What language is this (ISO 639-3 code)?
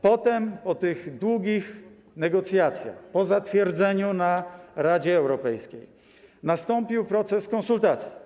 pol